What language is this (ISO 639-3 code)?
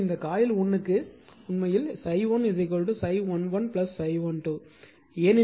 tam